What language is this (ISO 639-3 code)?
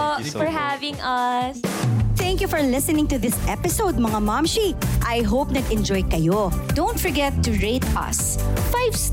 fil